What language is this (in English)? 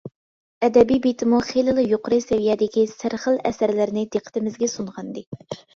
Uyghur